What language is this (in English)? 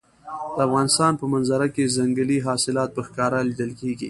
Pashto